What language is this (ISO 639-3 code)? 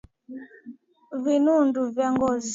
swa